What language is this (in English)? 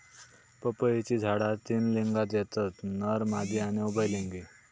Marathi